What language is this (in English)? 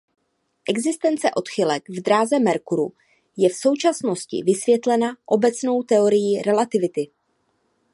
Czech